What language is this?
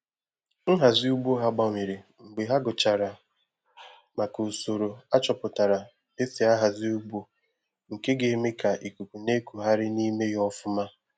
Igbo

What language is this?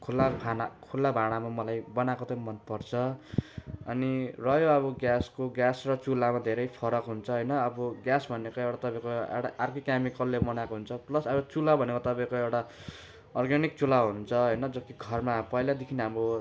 Nepali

